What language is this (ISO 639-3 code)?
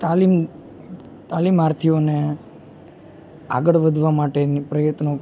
guj